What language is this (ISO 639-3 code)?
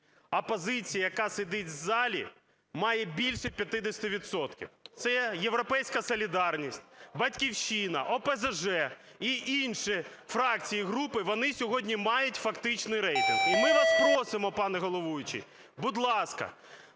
ukr